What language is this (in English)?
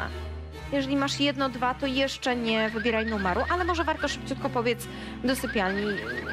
Polish